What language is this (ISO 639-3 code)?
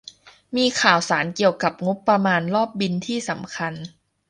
tha